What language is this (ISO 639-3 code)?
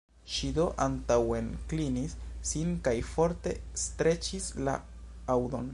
epo